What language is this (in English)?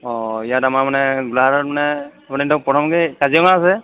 Assamese